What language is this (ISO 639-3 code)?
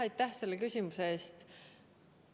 est